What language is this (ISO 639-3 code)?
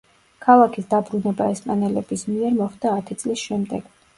kat